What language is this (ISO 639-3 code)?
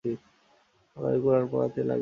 ben